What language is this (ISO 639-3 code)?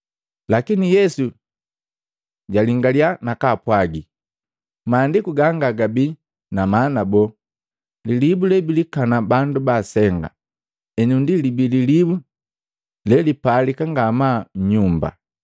mgv